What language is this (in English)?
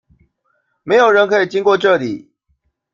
Chinese